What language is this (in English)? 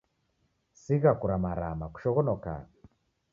Taita